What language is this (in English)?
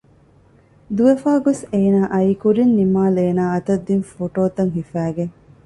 Divehi